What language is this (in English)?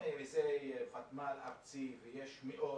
Hebrew